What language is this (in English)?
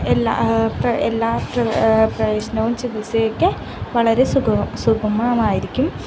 Malayalam